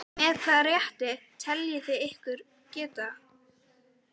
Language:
Icelandic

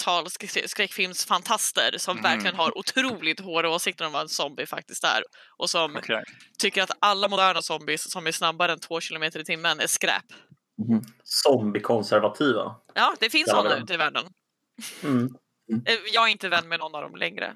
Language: Swedish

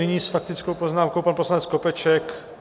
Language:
Czech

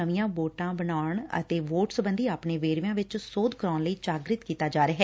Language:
Punjabi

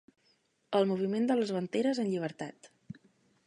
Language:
Catalan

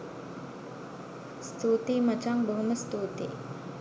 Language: Sinhala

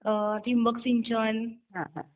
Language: Marathi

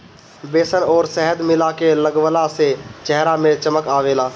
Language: Bhojpuri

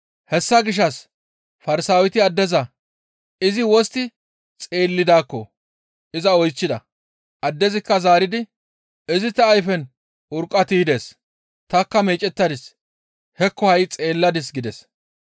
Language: Gamo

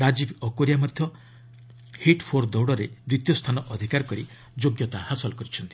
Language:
Odia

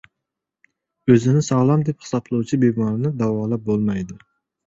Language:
Uzbek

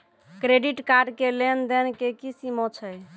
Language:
Maithili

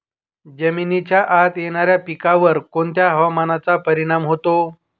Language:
Marathi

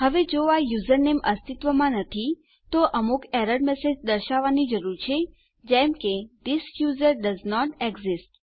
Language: Gujarati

